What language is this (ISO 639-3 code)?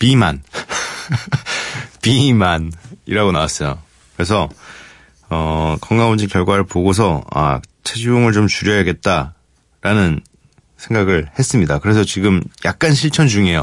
kor